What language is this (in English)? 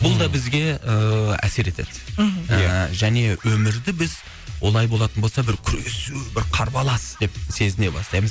Kazakh